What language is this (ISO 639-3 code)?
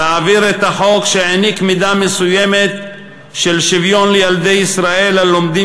heb